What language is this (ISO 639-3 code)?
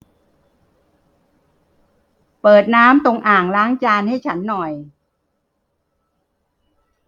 tha